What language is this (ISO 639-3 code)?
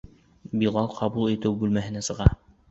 bak